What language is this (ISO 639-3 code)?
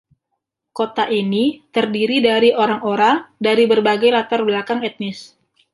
ind